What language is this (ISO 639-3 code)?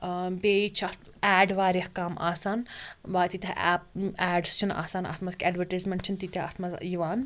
kas